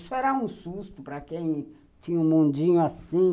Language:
Portuguese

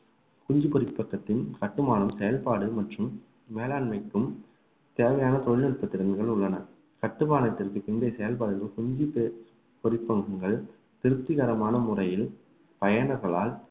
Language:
Tamil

